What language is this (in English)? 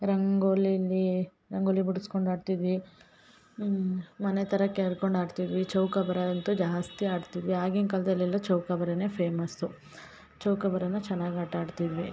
Kannada